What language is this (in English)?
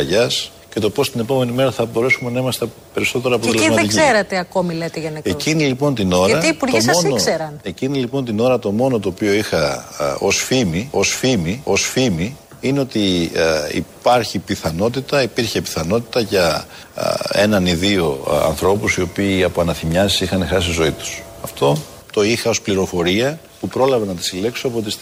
Greek